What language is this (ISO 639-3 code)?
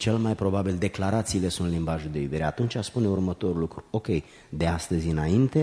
ron